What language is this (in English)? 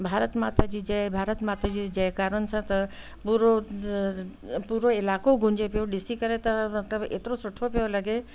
Sindhi